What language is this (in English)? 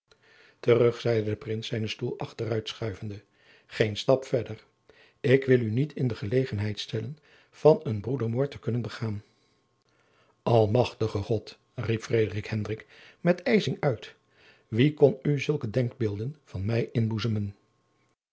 Dutch